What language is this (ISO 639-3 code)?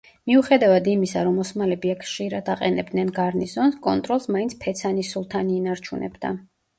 kat